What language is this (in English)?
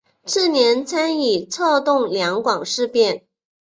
Chinese